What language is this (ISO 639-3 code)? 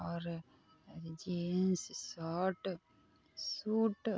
mai